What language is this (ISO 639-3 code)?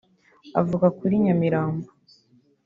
kin